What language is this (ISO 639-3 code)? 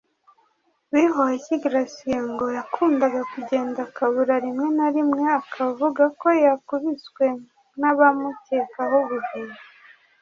kin